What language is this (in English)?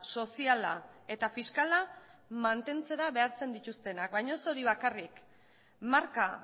Basque